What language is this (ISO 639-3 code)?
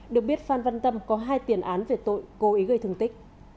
vie